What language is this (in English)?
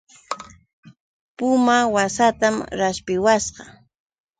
Yauyos Quechua